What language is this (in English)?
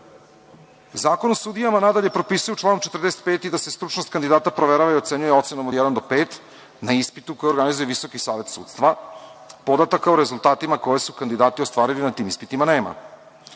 Serbian